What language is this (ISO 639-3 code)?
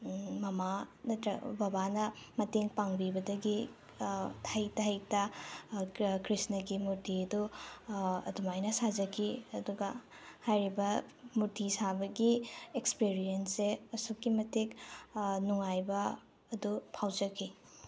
mni